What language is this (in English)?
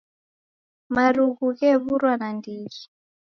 Taita